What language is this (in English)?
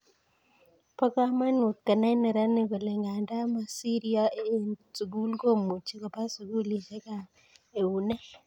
Kalenjin